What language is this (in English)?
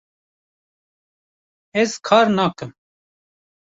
Kurdish